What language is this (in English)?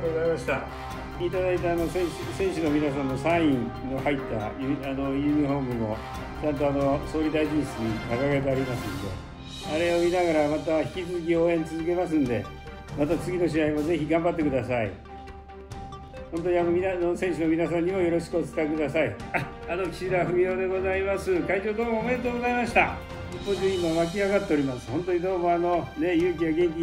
Japanese